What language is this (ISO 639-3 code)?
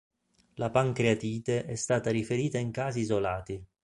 ita